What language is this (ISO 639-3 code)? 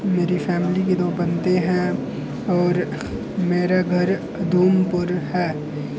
doi